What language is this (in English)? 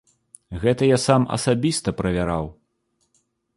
Belarusian